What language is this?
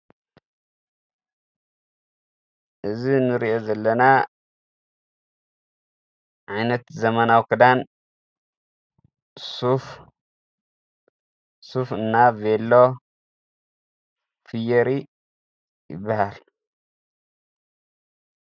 Tigrinya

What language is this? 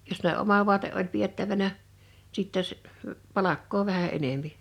Finnish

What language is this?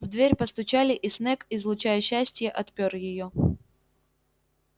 Russian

